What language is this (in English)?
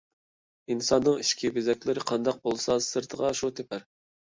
Uyghur